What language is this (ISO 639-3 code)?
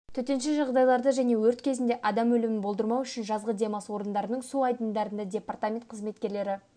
kaz